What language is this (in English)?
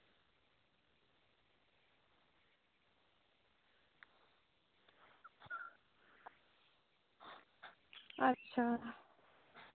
Santali